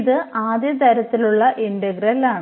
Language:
Malayalam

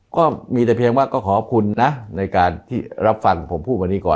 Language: Thai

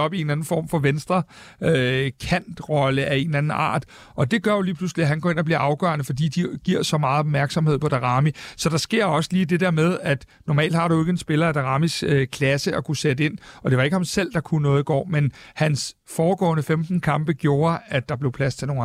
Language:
Danish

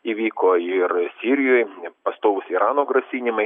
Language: Lithuanian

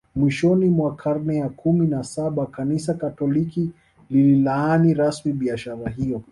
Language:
Swahili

